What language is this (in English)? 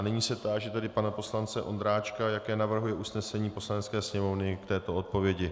Czech